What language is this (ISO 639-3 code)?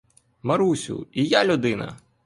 ukr